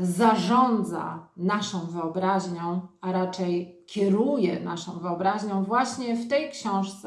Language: Polish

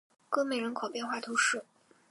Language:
Chinese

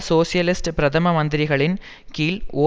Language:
Tamil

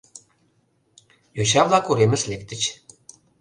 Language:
Mari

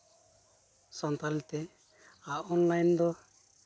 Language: Santali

